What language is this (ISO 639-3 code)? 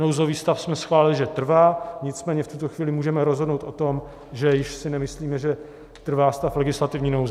ces